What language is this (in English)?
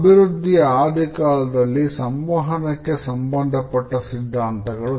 Kannada